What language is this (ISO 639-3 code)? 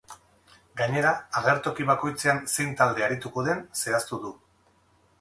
eus